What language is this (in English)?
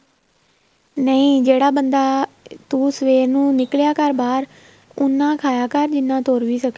Punjabi